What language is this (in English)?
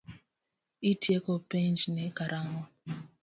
Luo (Kenya and Tanzania)